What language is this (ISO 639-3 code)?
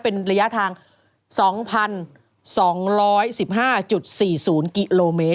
tha